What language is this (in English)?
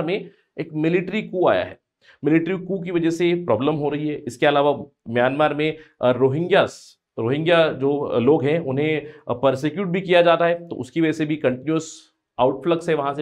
Hindi